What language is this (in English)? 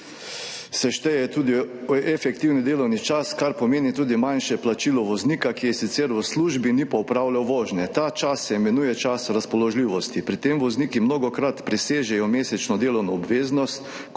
Slovenian